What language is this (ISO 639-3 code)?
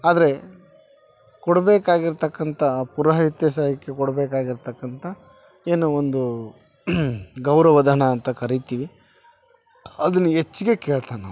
kan